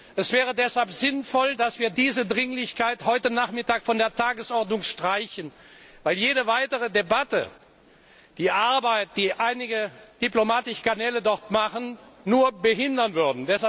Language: German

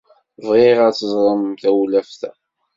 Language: Kabyle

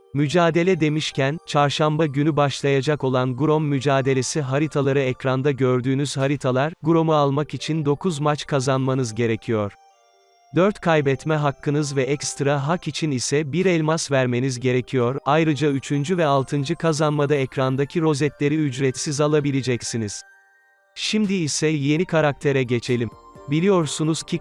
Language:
Turkish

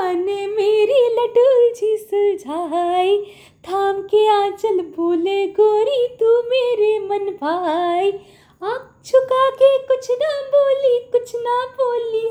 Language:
Hindi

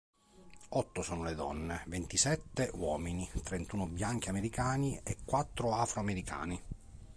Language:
Italian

